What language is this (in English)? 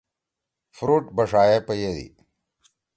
Torwali